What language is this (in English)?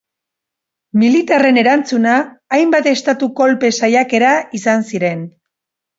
Basque